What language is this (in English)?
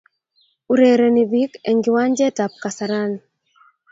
Kalenjin